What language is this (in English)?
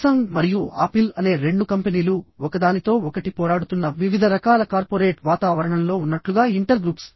Telugu